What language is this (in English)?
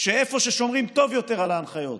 Hebrew